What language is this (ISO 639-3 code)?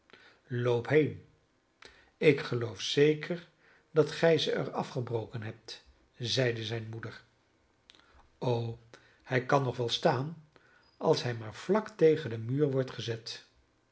nld